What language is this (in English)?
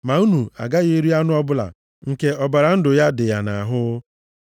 Igbo